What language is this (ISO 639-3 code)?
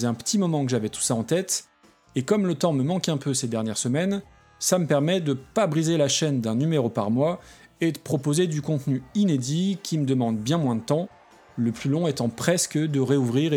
fra